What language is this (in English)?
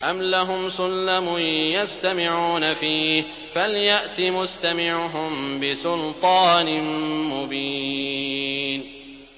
Arabic